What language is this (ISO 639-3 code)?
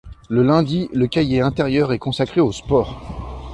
fra